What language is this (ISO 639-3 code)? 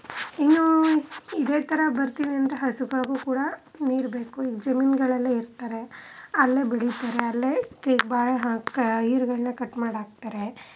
kan